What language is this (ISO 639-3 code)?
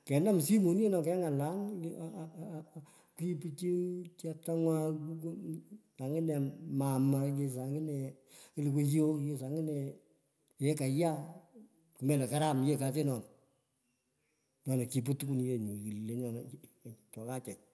pko